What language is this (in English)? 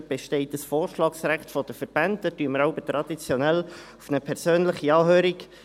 Swiss German